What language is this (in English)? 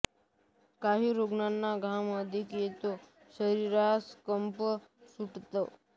Marathi